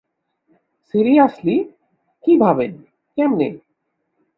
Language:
Bangla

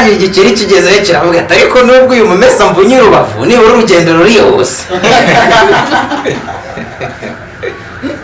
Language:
Italian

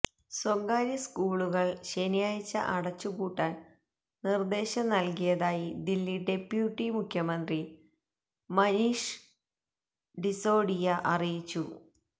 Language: Malayalam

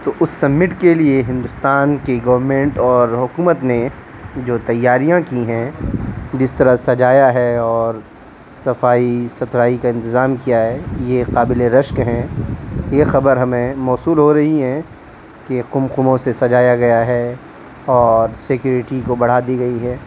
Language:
Urdu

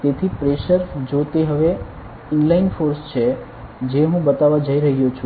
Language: Gujarati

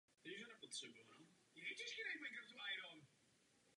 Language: Czech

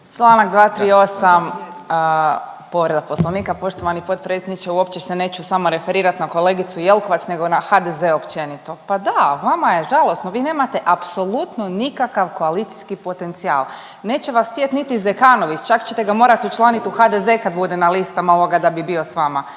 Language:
Croatian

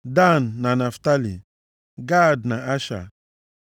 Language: Igbo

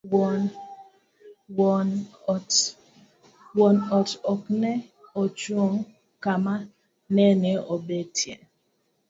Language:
Luo (Kenya and Tanzania)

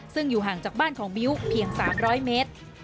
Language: Thai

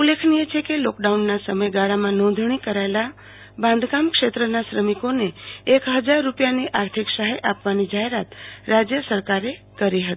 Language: Gujarati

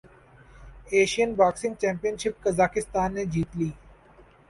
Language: Urdu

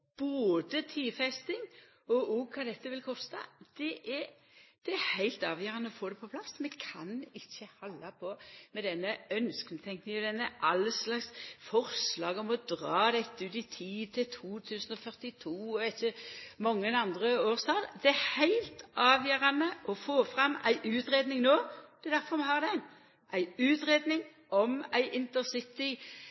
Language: Norwegian Nynorsk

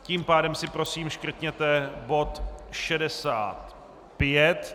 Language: Czech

